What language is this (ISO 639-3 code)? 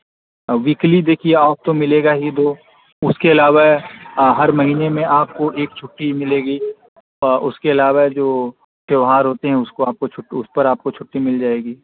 urd